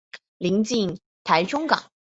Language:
Chinese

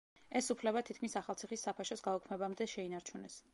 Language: Georgian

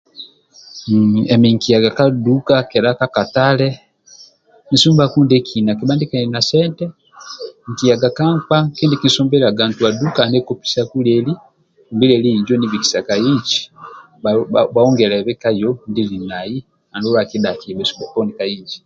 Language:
Amba (Uganda)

